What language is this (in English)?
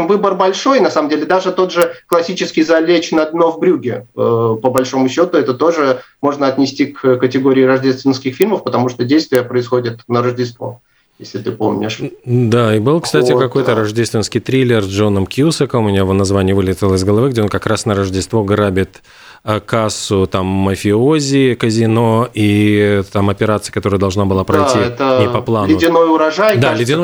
Russian